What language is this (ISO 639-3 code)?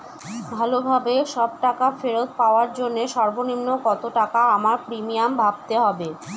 ben